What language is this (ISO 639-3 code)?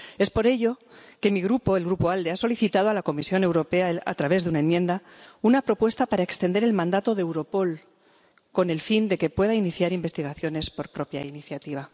spa